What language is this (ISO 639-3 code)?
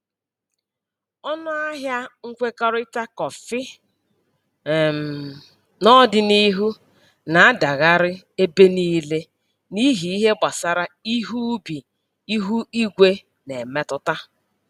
ibo